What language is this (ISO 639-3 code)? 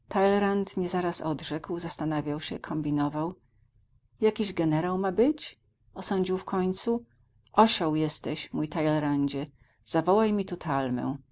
pol